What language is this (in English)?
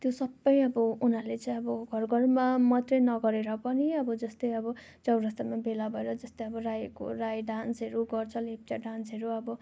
Nepali